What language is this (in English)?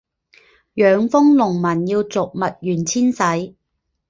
Chinese